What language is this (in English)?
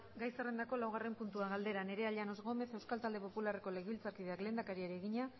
Basque